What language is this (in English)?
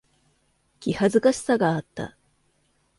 Japanese